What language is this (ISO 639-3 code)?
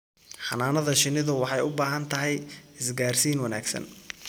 som